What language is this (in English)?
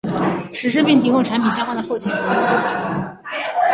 Chinese